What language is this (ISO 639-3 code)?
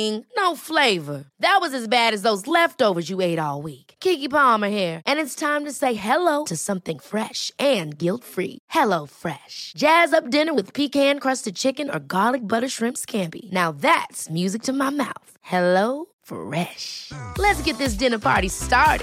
spa